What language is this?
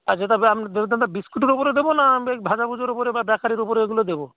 Bangla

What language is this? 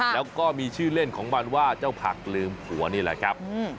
Thai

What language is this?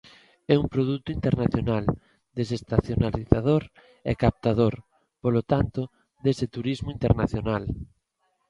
Galician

